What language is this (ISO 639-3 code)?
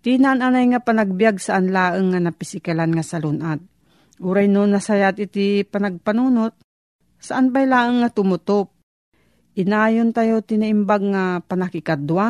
fil